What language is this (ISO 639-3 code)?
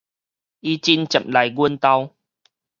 nan